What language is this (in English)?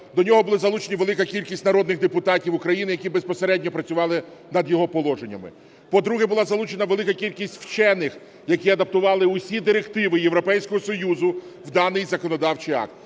Ukrainian